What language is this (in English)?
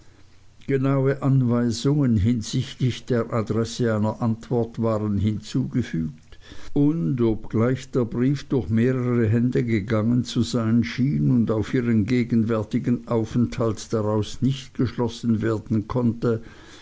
German